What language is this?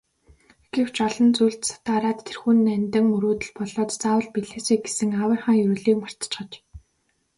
Mongolian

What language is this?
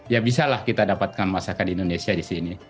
Indonesian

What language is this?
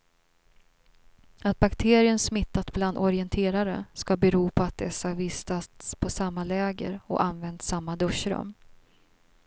Swedish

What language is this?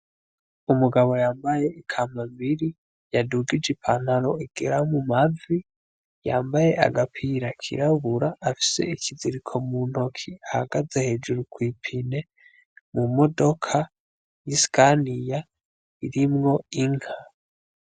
Rundi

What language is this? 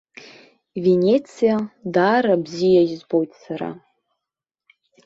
Abkhazian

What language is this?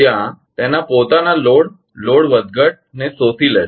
Gujarati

